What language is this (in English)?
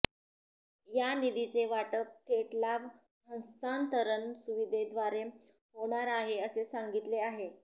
Marathi